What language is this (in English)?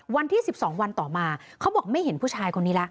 Thai